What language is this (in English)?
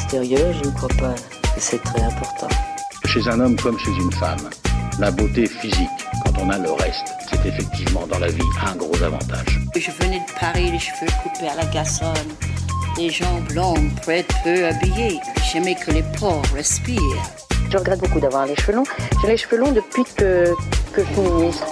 French